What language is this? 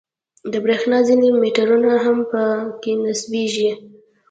Pashto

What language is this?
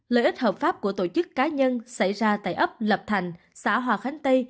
Vietnamese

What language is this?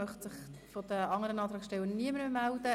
Swiss German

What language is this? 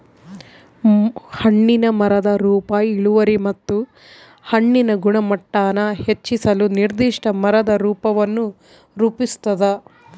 Kannada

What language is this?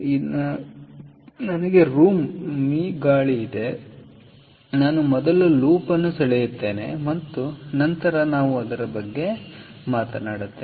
Kannada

